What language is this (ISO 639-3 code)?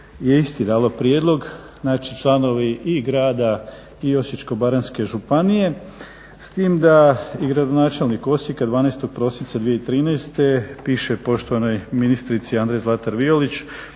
hrv